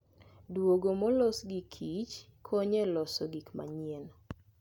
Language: Luo (Kenya and Tanzania)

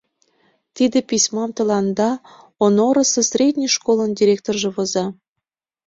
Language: Mari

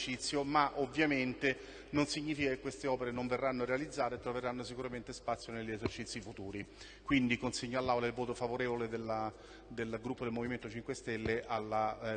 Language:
Italian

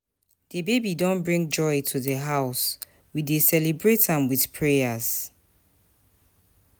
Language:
Nigerian Pidgin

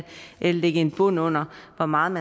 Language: Danish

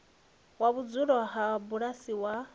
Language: Venda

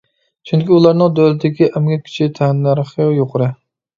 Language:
Uyghur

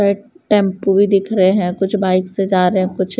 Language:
Hindi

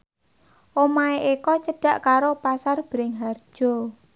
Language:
Javanese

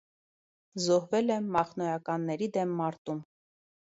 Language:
Armenian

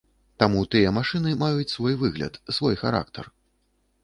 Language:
Belarusian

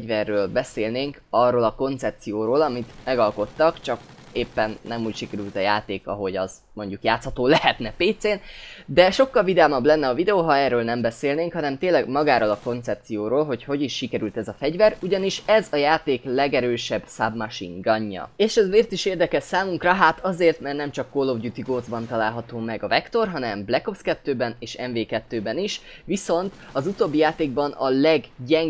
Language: Hungarian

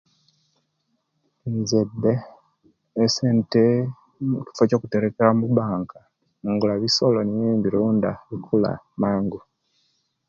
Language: Kenyi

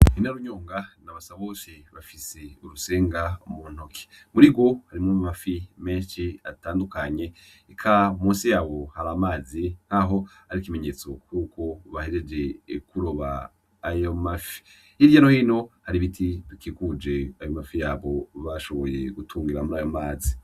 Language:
Rundi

